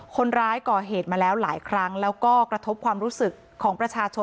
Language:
Thai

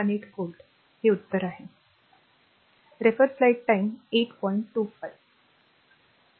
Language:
Marathi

